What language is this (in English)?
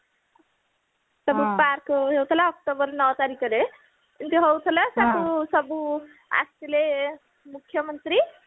Odia